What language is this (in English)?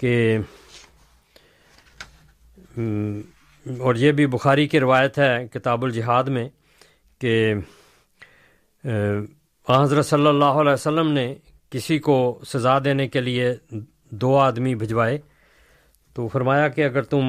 Urdu